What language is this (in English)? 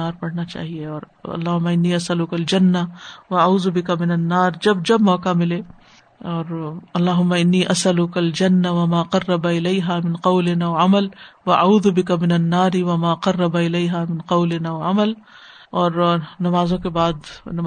Urdu